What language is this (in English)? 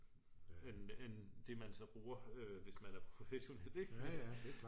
Danish